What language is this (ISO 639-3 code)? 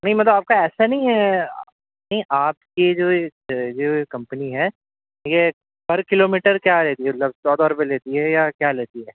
urd